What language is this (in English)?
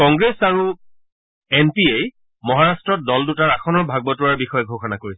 Assamese